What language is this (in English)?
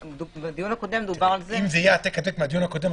Hebrew